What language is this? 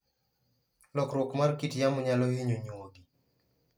Luo (Kenya and Tanzania)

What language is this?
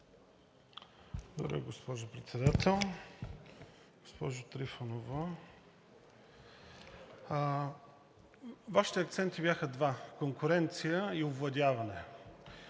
Bulgarian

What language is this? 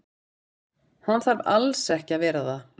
Icelandic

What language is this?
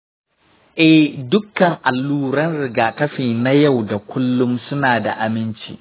Hausa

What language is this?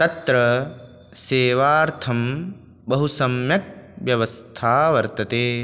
Sanskrit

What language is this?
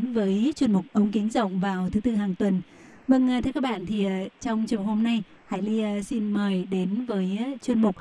Vietnamese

